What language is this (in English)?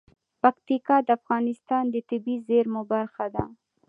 Pashto